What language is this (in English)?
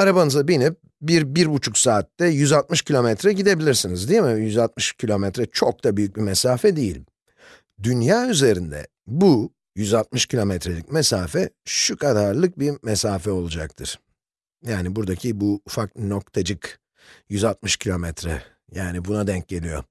Turkish